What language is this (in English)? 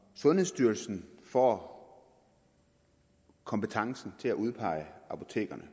Danish